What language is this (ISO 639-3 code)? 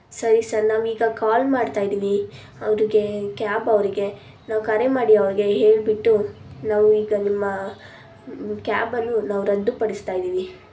kan